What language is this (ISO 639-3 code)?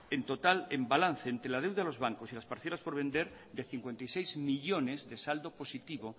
spa